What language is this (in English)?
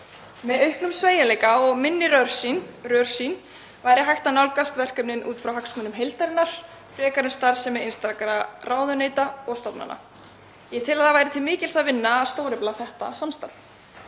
Icelandic